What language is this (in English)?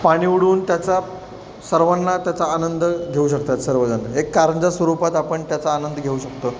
Marathi